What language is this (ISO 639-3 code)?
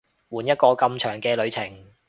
yue